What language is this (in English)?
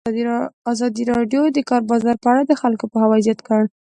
Pashto